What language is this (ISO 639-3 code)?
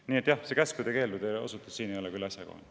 est